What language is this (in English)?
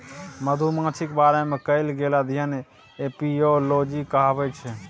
Maithili